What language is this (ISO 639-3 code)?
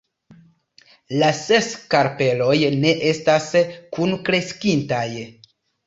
epo